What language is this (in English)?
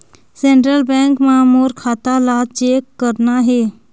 Chhattisgarhi